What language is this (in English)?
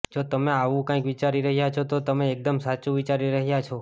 Gujarati